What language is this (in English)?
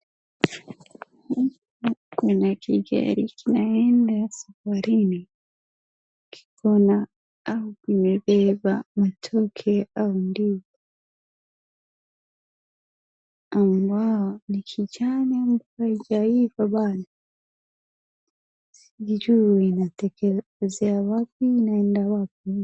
Swahili